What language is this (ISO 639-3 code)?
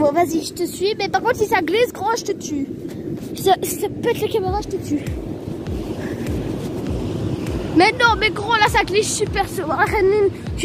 fra